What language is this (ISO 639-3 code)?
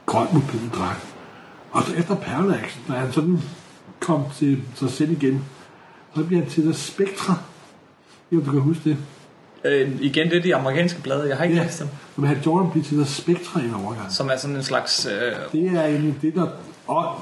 dan